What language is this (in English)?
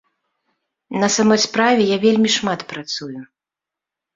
Belarusian